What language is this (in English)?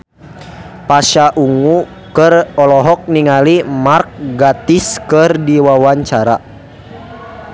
Sundanese